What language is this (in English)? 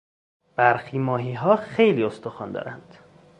Persian